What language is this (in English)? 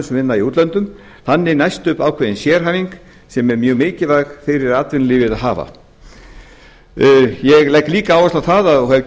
Icelandic